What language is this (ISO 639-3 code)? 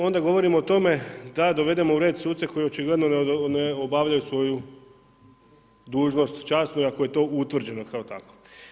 hrv